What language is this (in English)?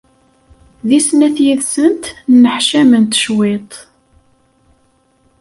Kabyle